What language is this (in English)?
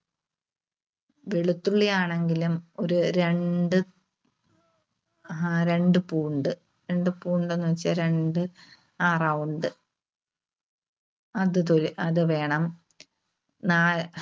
Malayalam